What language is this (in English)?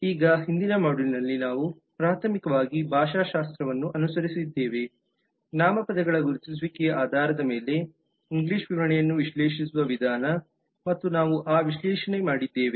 Kannada